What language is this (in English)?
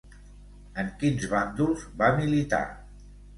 Catalan